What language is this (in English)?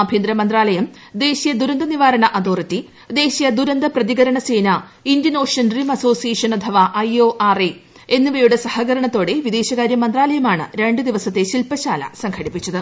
Malayalam